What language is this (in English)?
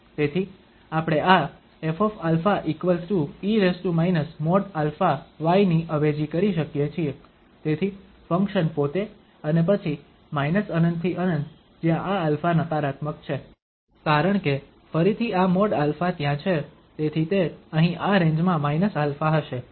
Gujarati